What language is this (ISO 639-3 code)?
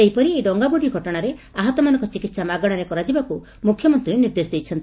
ori